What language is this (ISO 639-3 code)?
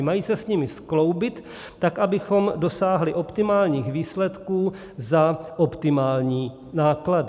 ces